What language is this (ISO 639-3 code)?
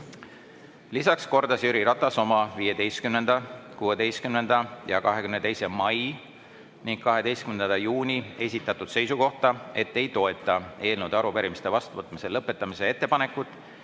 est